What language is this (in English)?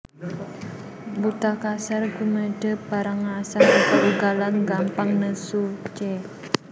Javanese